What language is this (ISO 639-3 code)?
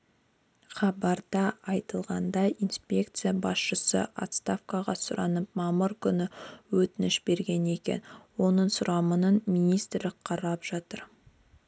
kaz